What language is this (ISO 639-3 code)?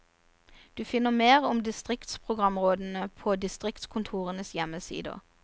nor